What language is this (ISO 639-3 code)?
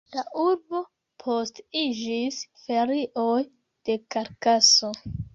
epo